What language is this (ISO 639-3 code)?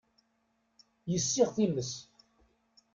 kab